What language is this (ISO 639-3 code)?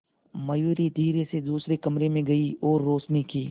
hin